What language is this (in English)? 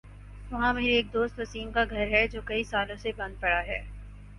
Urdu